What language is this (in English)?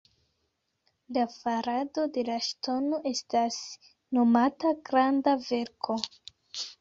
Esperanto